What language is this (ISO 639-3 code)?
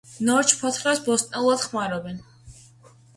kat